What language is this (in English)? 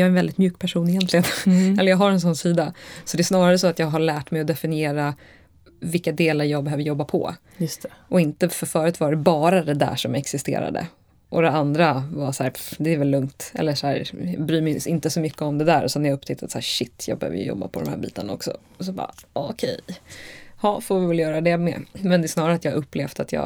Swedish